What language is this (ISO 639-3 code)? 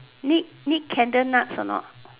eng